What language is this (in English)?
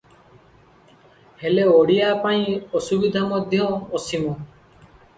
Odia